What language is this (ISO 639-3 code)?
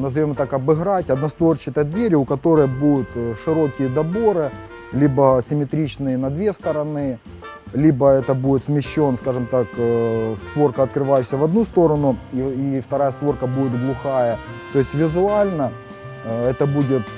rus